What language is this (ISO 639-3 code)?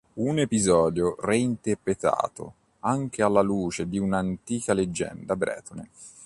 ita